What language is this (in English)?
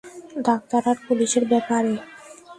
Bangla